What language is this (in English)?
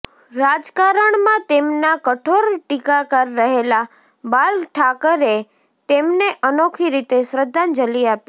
Gujarati